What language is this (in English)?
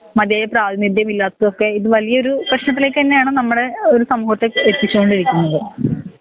Malayalam